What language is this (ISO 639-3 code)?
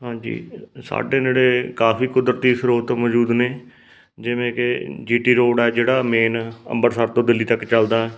pan